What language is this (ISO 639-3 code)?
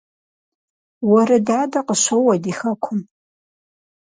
kbd